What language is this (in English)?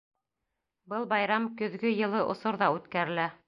Bashkir